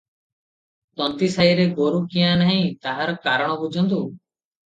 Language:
Odia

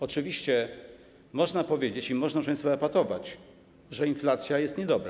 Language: Polish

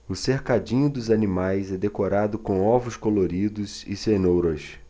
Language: Portuguese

